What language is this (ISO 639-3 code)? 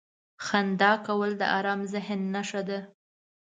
pus